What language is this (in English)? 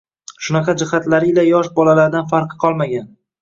Uzbek